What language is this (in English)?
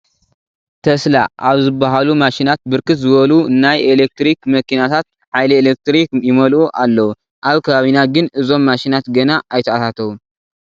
Tigrinya